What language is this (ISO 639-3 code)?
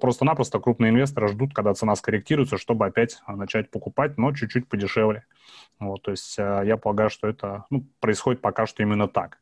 rus